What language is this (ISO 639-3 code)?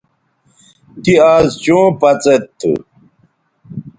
btv